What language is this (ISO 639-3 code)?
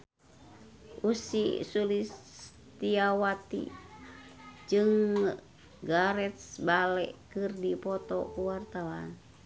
sun